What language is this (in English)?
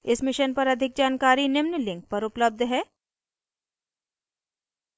Hindi